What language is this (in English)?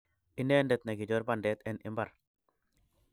Kalenjin